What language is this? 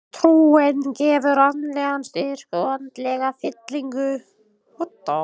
Icelandic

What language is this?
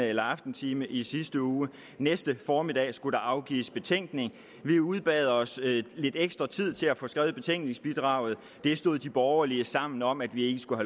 Danish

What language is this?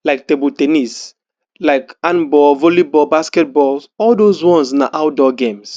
Nigerian Pidgin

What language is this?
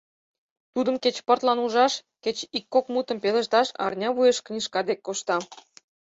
Mari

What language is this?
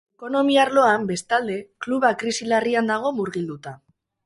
Basque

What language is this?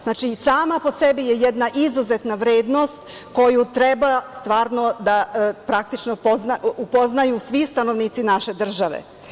Serbian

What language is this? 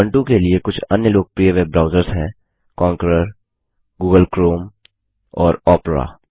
Hindi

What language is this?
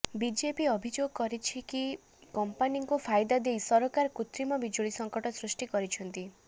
Odia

